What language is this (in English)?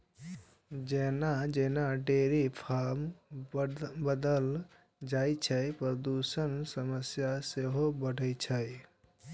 Maithili